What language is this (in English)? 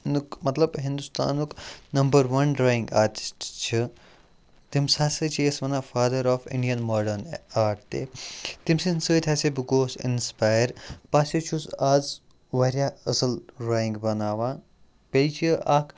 Kashmiri